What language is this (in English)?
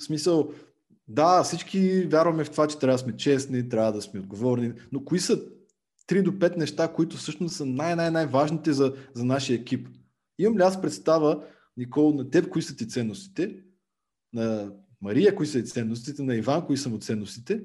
Bulgarian